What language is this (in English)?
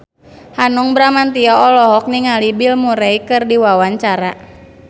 Sundanese